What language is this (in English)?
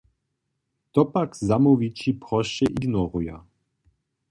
Upper Sorbian